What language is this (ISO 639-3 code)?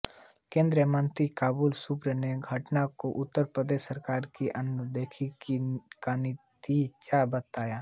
hin